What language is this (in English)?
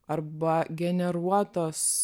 Lithuanian